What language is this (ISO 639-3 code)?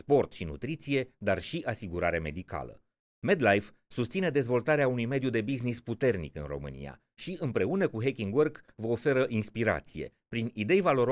ron